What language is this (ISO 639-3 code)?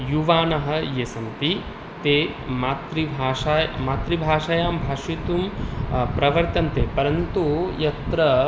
san